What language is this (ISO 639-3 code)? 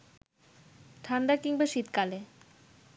ben